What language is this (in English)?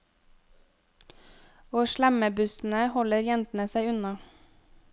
Norwegian